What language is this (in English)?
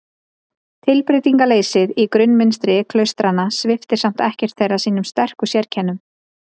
Icelandic